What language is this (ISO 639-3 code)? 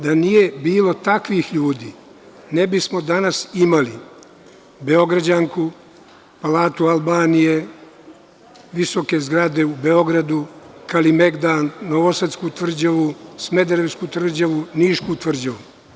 srp